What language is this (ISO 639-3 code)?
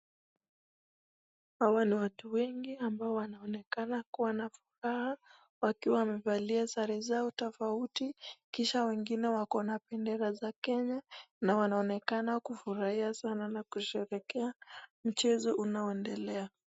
swa